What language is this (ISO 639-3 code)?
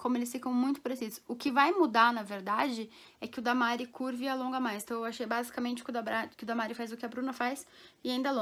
por